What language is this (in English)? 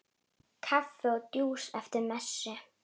Icelandic